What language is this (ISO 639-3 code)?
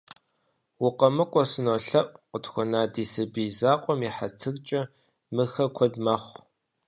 kbd